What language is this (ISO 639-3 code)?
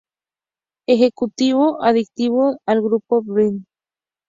spa